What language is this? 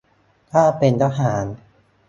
Thai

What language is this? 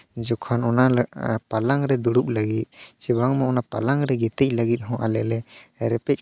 Santali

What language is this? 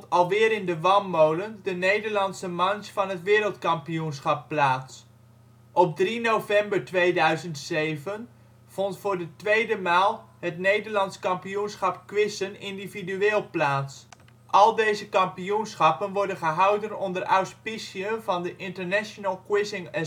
Dutch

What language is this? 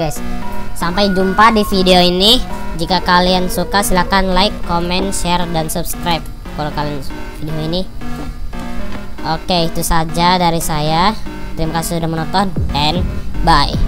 Indonesian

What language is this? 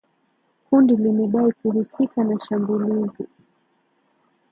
Swahili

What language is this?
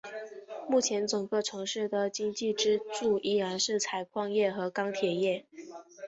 Chinese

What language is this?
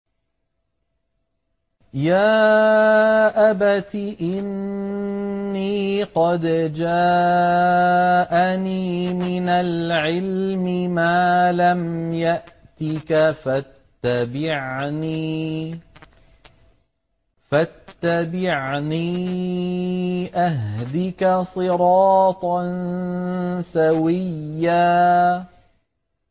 Arabic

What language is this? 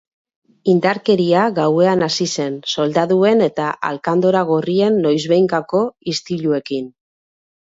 Basque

